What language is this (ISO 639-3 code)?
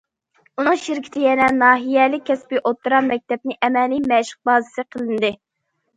uig